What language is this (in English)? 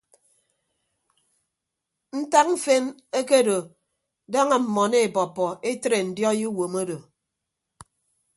Ibibio